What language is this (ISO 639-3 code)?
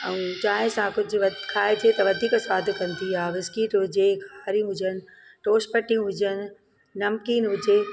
snd